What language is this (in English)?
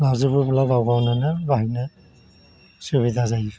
Bodo